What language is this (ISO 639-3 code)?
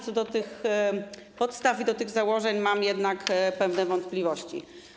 pol